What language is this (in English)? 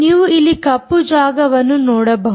Kannada